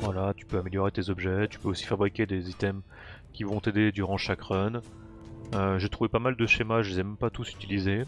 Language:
French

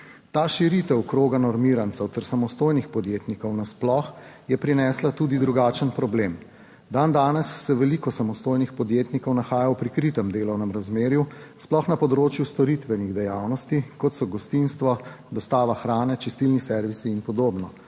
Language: Slovenian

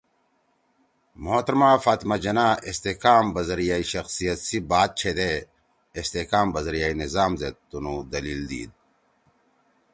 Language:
Torwali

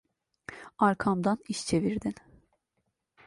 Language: Turkish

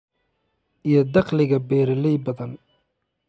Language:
Somali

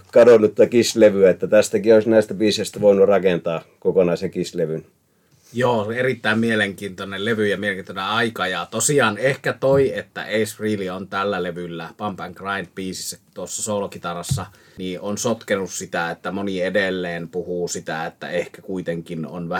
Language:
Finnish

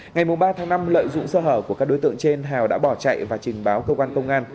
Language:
Vietnamese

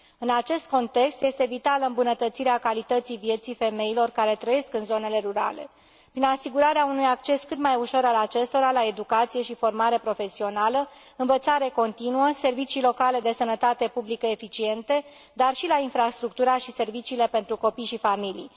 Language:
Romanian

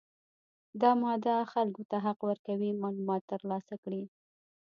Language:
Pashto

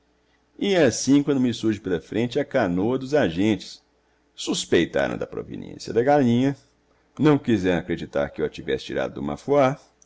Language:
Portuguese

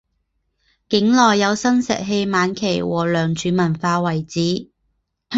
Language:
Chinese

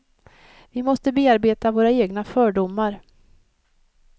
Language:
Swedish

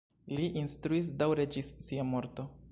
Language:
Esperanto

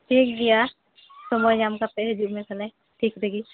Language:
Santali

